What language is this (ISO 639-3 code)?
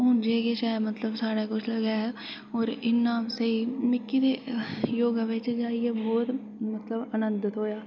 doi